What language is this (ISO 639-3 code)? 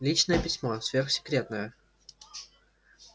rus